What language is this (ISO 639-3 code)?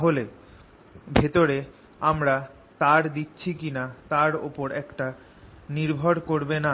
ben